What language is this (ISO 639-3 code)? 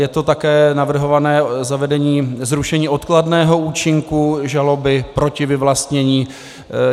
ces